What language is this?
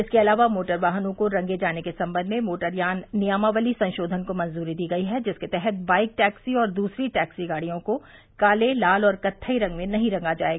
Hindi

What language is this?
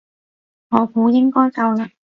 Cantonese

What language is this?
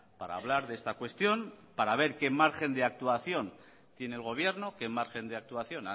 Spanish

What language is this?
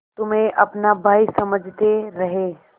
Hindi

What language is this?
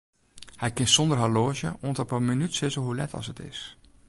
Western Frisian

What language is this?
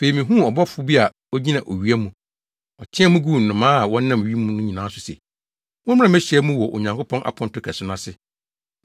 Akan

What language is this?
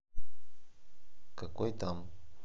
Russian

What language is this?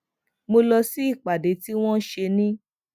Yoruba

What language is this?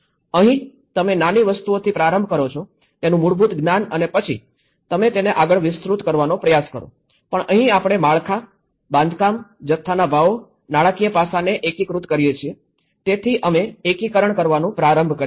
Gujarati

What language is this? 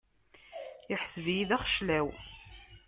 Kabyle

